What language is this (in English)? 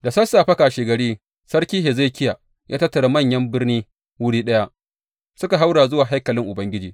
Hausa